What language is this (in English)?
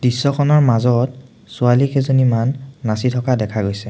Assamese